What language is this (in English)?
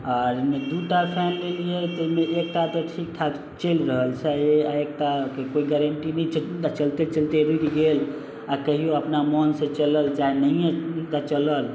Maithili